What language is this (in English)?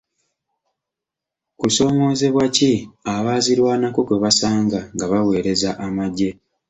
Ganda